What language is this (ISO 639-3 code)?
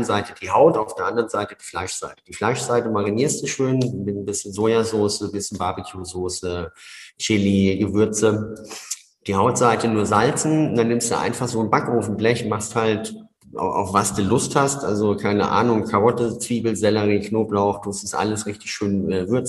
deu